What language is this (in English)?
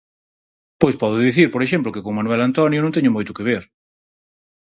Galician